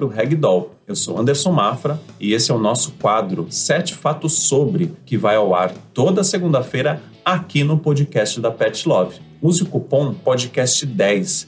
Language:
Portuguese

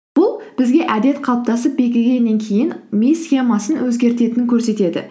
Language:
Kazakh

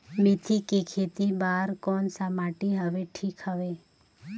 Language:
Chhattisgarhi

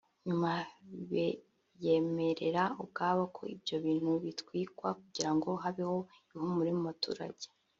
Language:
Kinyarwanda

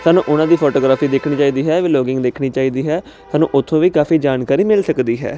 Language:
Punjabi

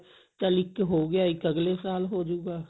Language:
Punjabi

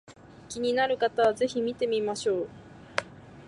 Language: Japanese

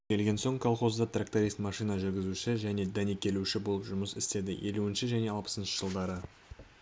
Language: Kazakh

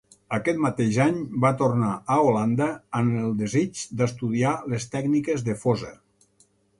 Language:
Catalan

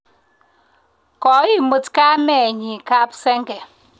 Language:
Kalenjin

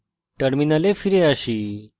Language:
Bangla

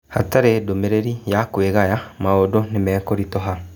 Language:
Kikuyu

